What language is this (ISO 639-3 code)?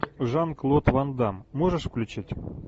rus